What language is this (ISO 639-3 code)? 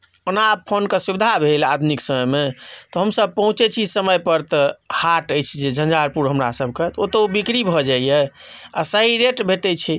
mai